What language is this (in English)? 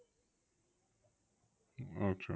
Bangla